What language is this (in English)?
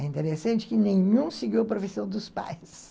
Portuguese